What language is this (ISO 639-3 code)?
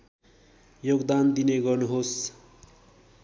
nep